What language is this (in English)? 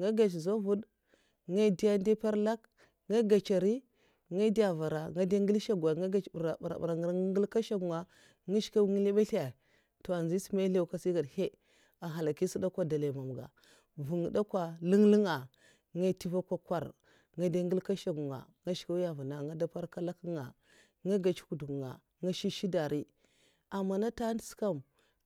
Mafa